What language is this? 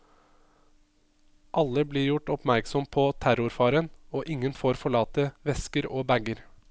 Norwegian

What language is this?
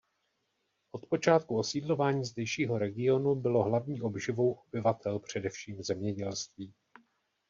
Czech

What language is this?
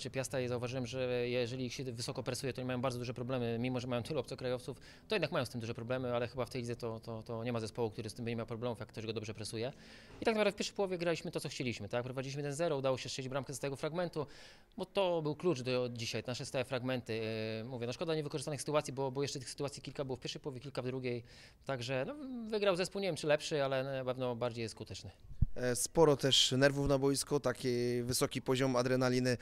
Polish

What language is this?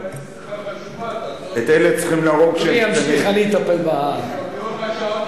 Hebrew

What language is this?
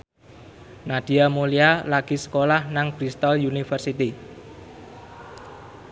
Javanese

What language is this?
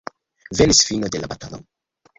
Esperanto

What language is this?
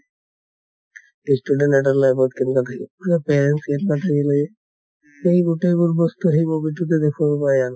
Assamese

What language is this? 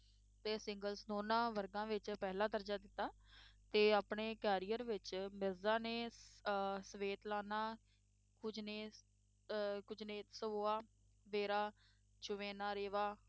Punjabi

